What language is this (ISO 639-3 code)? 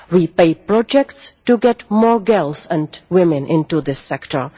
eng